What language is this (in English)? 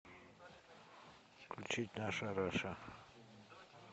Russian